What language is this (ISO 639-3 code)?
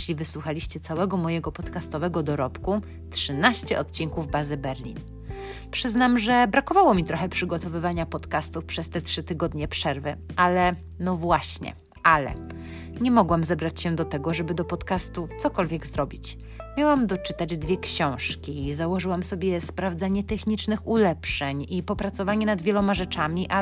pol